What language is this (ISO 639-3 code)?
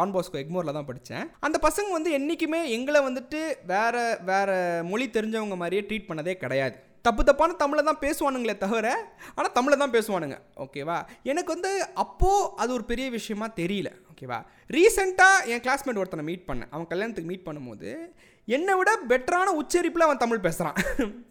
tam